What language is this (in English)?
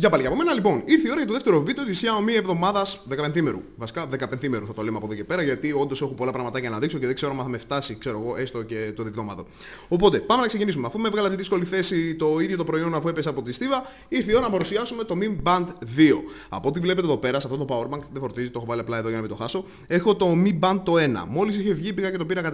Greek